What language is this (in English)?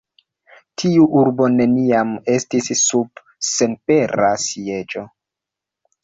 Esperanto